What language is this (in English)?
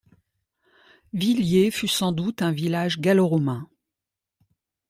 French